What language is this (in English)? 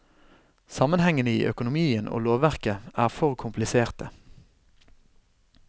Norwegian